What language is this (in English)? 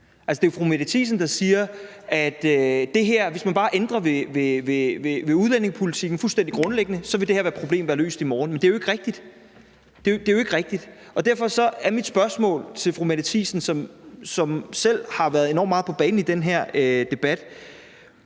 Danish